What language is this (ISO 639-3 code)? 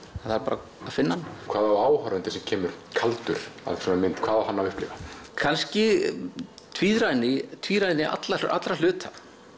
isl